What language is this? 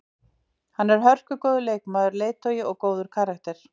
Icelandic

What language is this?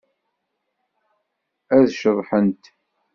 Kabyle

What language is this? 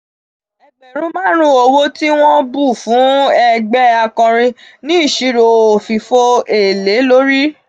Yoruba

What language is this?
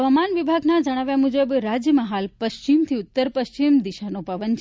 Gujarati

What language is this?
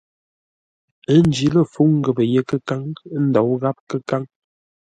Ngombale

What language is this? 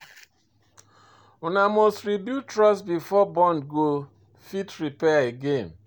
Nigerian Pidgin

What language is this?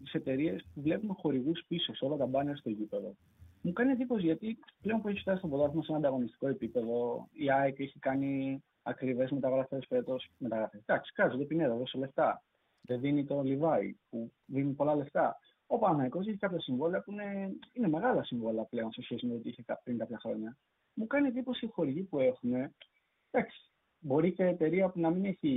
Greek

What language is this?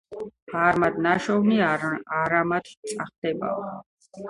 Georgian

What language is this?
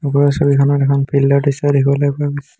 Assamese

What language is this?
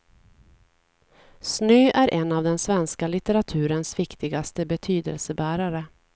Swedish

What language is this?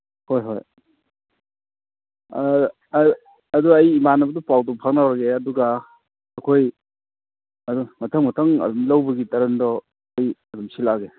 Manipuri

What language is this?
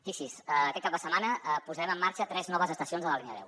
Catalan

